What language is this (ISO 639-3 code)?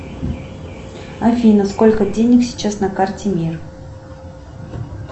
rus